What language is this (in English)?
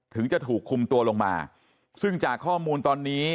Thai